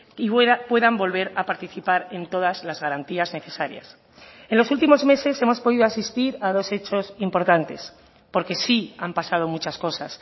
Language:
Spanish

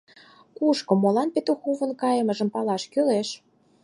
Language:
Mari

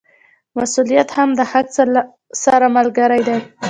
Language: Pashto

